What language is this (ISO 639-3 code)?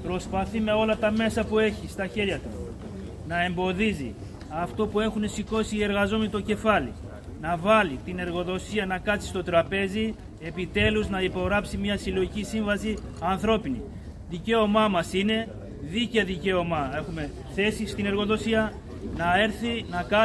ell